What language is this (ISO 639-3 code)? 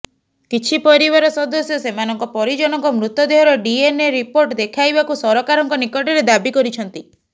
ori